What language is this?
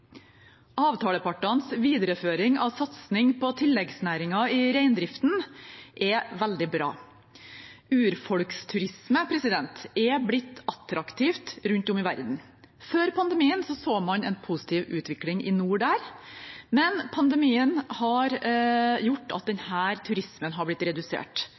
Norwegian Bokmål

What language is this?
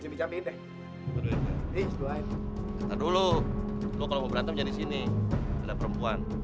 Indonesian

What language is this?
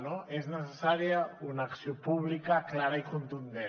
Catalan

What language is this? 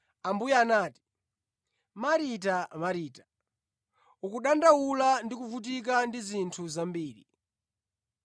Nyanja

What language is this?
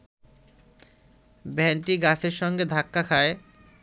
Bangla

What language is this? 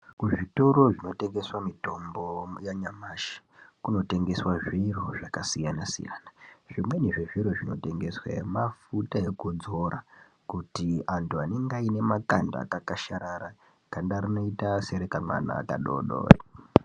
Ndau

